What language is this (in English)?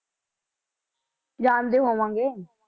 Punjabi